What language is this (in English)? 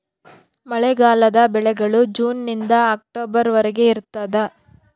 Kannada